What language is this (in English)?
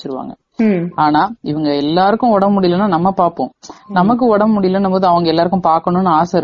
Tamil